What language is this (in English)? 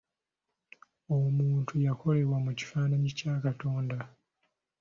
Ganda